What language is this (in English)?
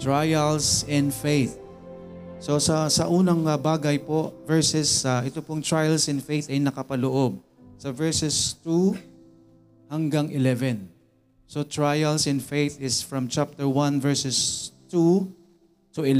Filipino